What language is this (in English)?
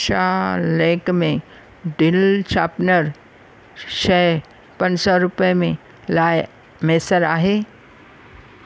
Sindhi